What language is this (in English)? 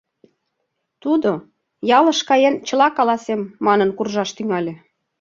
Mari